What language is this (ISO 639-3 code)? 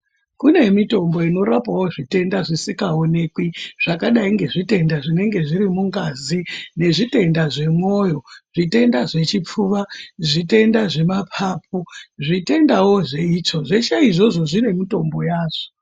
ndc